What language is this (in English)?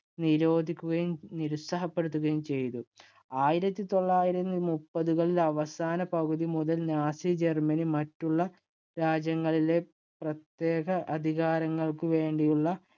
Malayalam